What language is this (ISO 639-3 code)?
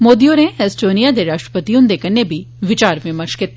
doi